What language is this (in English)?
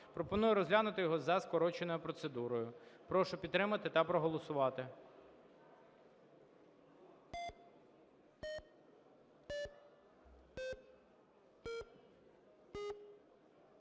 Ukrainian